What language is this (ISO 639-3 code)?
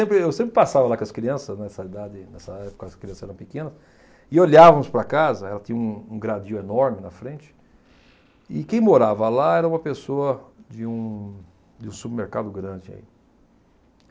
por